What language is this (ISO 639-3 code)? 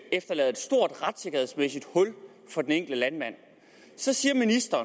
dan